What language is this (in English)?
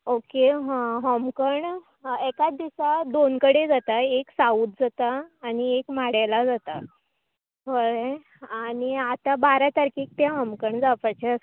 Konkani